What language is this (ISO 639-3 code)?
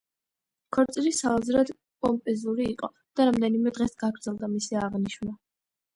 kat